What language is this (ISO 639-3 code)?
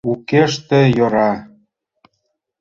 chm